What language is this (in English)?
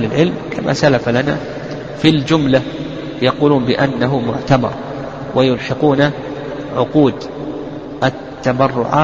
Arabic